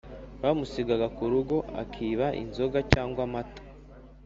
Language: Kinyarwanda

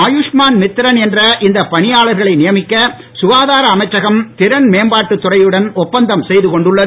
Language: Tamil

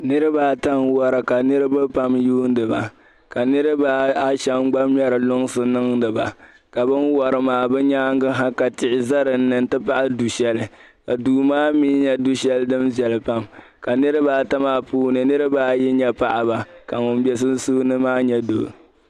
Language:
Dagbani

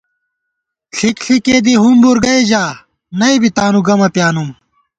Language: Gawar-Bati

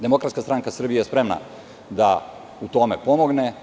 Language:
Serbian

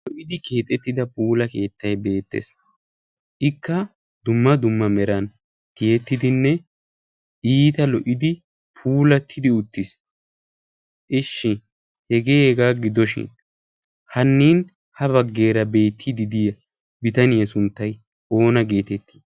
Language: Wolaytta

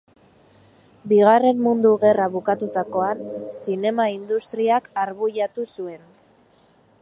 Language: Basque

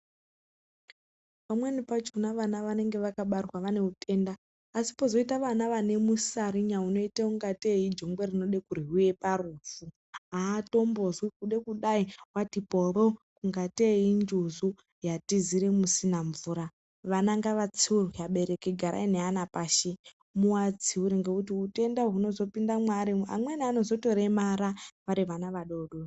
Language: Ndau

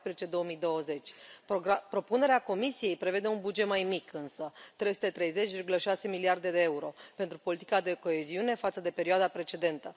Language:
Romanian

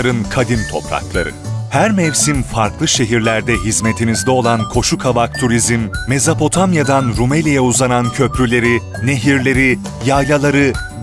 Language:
Turkish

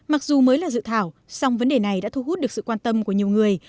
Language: Vietnamese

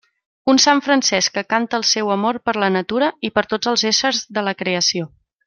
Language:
Catalan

